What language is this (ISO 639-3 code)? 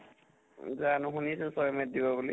asm